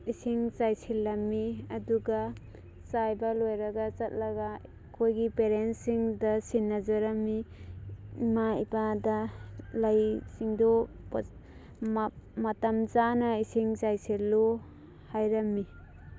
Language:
Manipuri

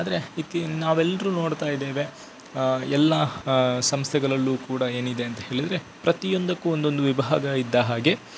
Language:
Kannada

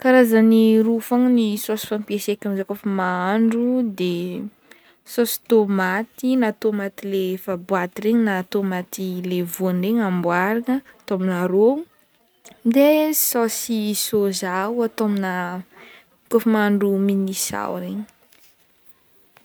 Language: Northern Betsimisaraka Malagasy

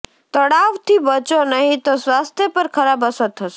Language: Gujarati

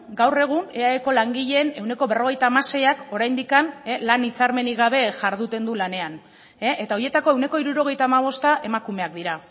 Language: Basque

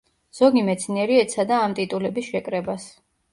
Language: Georgian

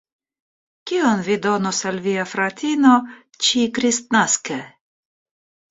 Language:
Esperanto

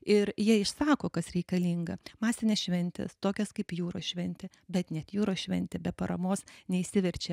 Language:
Lithuanian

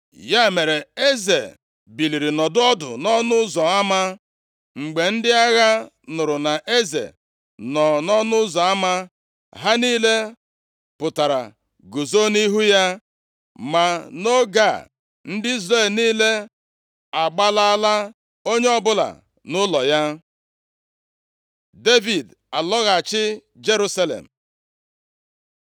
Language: Igbo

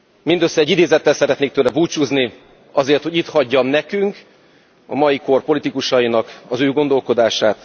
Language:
Hungarian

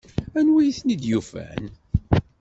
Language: Kabyle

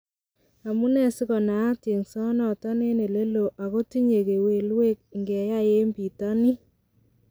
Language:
Kalenjin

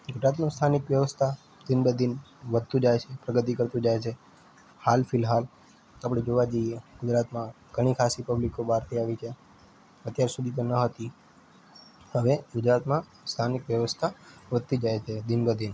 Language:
Gujarati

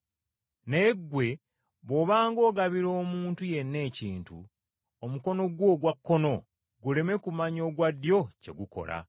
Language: Ganda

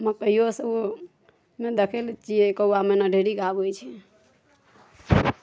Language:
Maithili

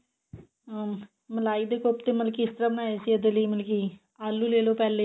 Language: Punjabi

